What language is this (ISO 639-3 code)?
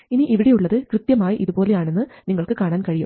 mal